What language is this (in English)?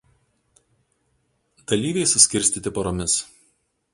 Lithuanian